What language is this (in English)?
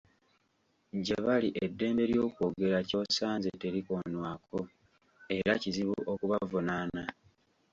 Ganda